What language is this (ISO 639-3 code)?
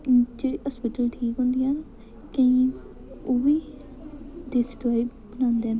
doi